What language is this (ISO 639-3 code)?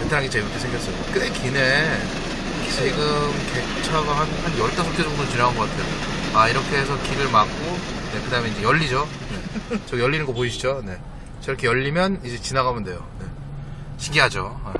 kor